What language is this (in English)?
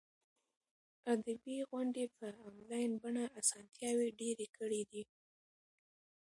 Pashto